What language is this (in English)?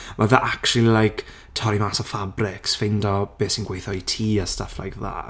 Welsh